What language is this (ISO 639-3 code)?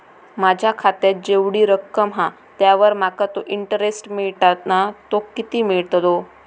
mar